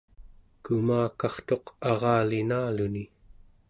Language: Central Yupik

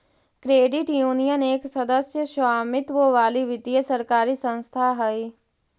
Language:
Magahi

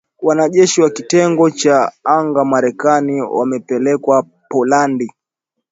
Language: Swahili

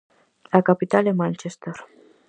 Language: Galician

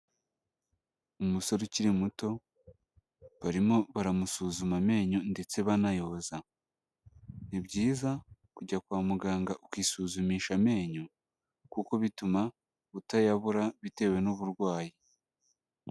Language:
Kinyarwanda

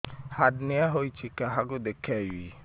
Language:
Odia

